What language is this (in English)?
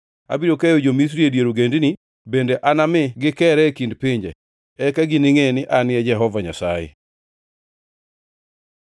Luo (Kenya and Tanzania)